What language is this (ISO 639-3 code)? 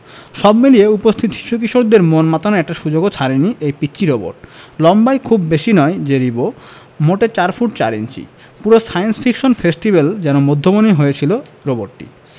ben